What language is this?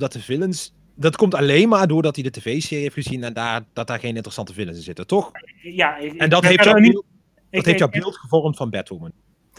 Dutch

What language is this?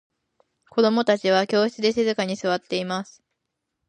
Japanese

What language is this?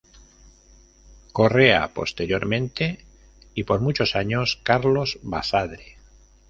Spanish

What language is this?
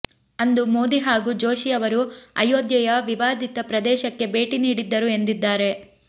Kannada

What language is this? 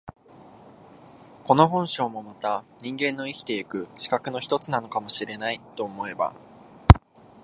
Japanese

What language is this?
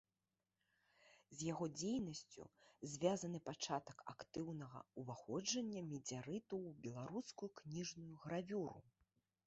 Belarusian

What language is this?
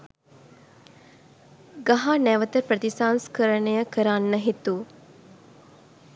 Sinhala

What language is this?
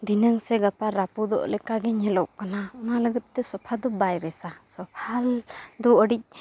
Santali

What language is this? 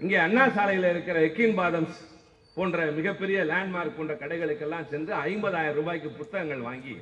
Tamil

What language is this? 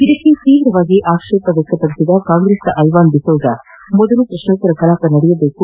Kannada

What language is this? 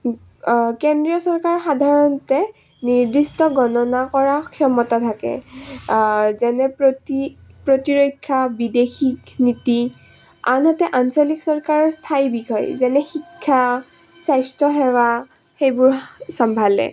Assamese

